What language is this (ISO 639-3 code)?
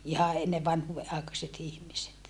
fin